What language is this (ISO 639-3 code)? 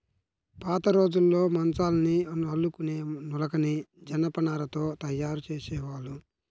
tel